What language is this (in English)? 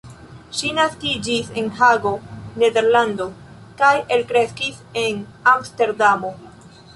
Esperanto